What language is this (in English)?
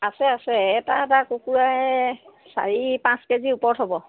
Assamese